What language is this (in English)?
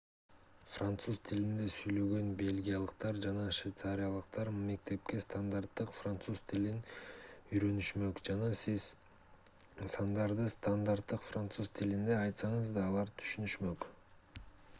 Kyrgyz